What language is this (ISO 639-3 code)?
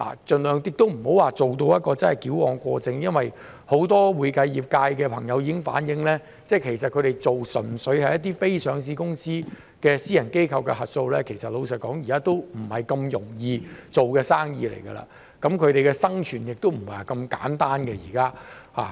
yue